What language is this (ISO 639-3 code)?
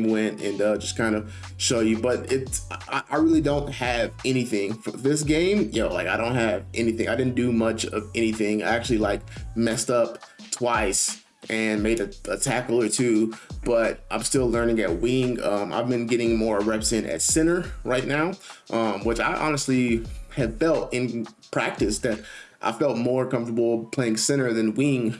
eng